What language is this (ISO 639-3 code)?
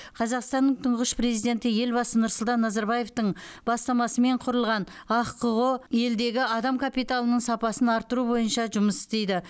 kaz